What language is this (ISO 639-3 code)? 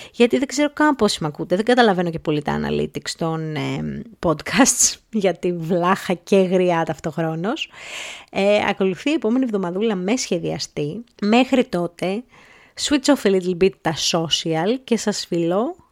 ell